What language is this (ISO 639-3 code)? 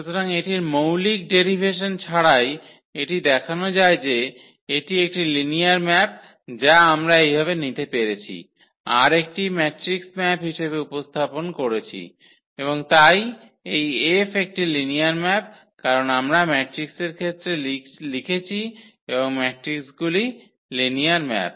ben